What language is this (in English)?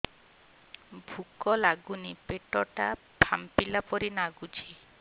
Odia